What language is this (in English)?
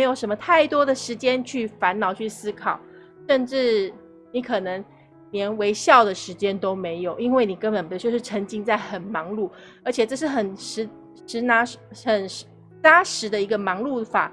Chinese